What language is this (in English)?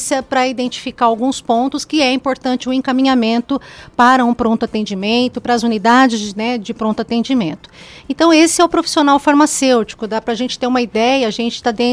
Portuguese